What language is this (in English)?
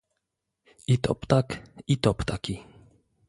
Polish